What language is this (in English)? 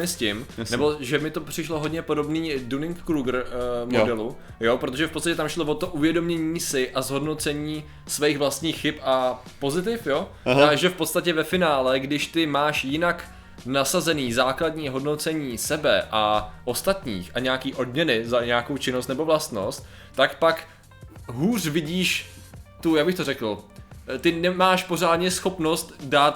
Czech